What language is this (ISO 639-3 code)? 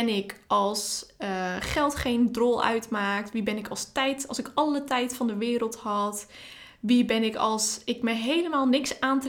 nld